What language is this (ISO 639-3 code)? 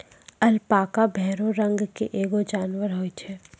mai